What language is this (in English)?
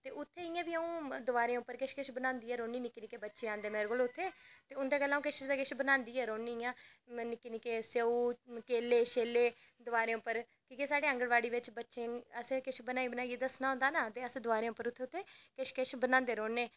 Dogri